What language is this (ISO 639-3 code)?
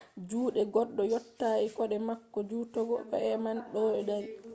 ful